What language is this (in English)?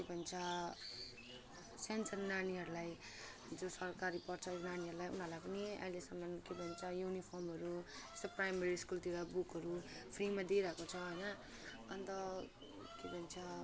Nepali